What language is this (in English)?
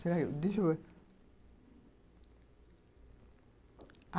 Portuguese